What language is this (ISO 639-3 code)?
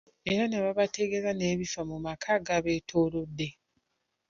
lug